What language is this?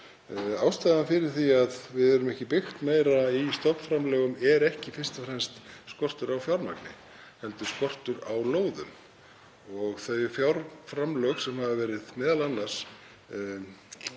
Icelandic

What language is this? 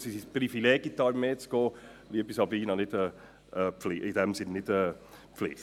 Swiss German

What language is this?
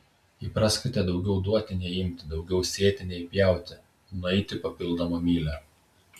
Lithuanian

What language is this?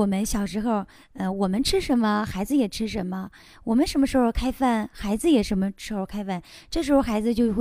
Chinese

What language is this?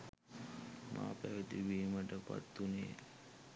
Sinhala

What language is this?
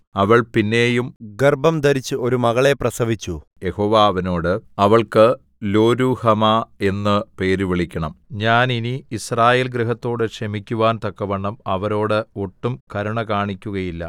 Malayalam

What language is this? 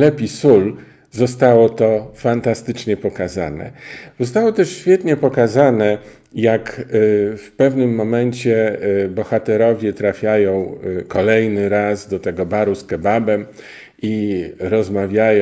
Polish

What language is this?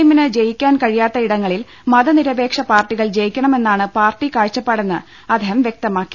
Malayalam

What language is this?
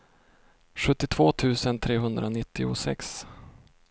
Swedish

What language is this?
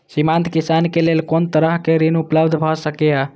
Maithili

